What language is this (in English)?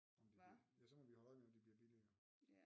Danish